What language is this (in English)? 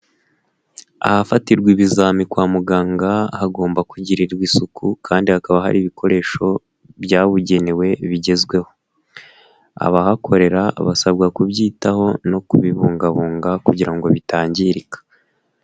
Kinyarwanda